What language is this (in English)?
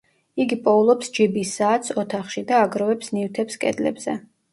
Georgian